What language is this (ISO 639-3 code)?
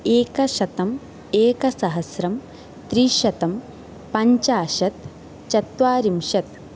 san